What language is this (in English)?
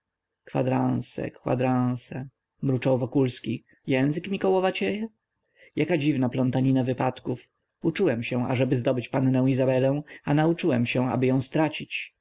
Polish